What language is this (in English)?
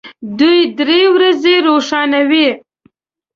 Pashto